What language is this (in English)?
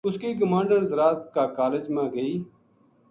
Gujari